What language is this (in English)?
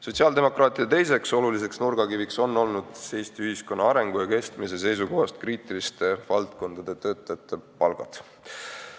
Estonian